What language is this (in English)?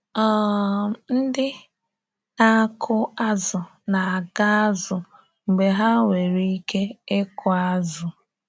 Igbo